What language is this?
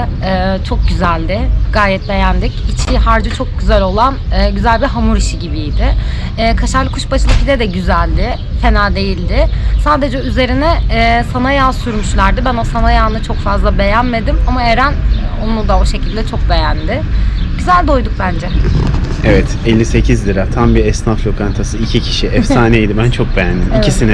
Turkish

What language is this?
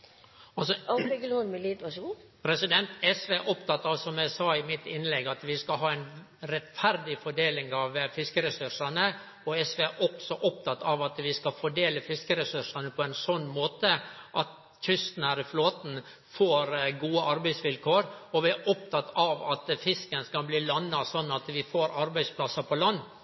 Norwegian Nynorsk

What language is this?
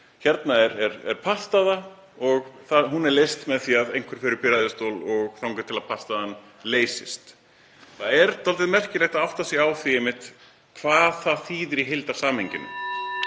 Icelandic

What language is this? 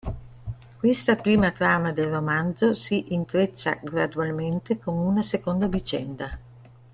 Italian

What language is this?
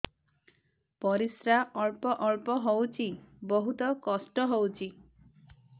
Odia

